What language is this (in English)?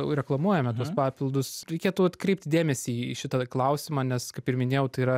Lithuanian